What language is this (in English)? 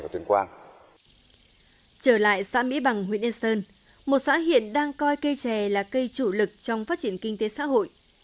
Vietnamese